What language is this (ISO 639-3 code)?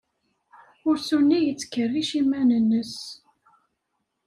kab